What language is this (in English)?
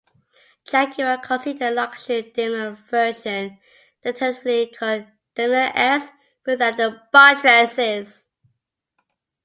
English